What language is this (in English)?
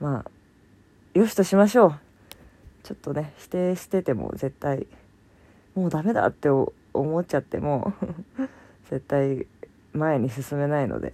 Japanese